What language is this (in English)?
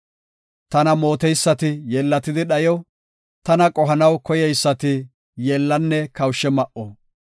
Gofa